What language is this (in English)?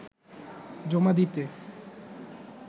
Bangla